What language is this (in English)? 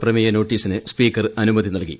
Malayalam